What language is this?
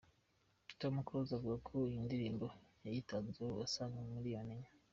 Kinyarwanda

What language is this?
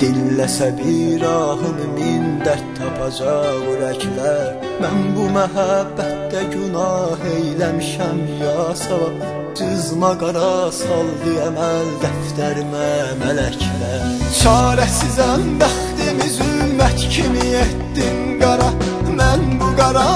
Turkish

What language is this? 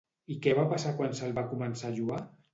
Catalan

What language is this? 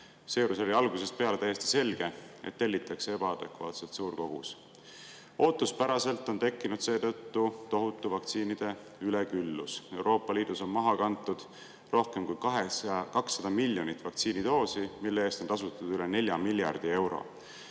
Estonian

